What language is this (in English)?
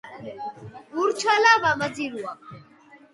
Mingrelian